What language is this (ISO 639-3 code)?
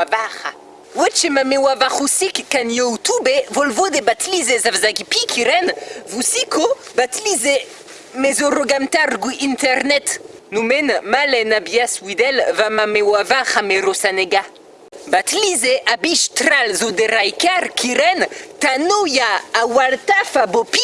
fra